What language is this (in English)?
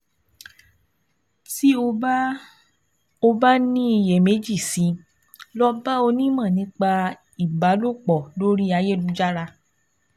Yoruba